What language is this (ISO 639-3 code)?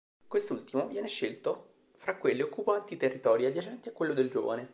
ita